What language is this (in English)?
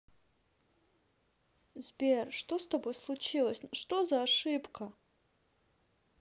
Russian